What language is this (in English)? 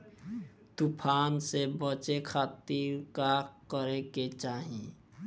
Bhojpuri